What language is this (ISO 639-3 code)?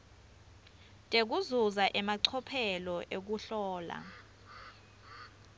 ssw